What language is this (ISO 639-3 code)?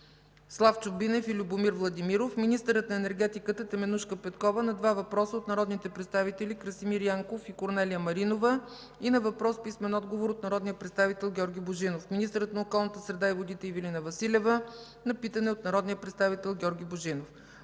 bul